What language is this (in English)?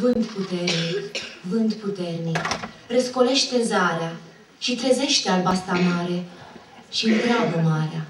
Romanian